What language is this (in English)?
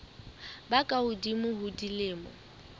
Southern Sotho